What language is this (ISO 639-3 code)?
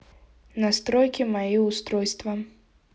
rus